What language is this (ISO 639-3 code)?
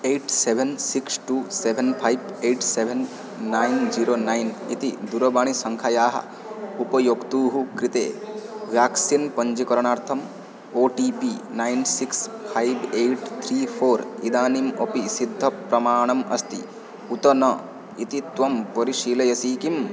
san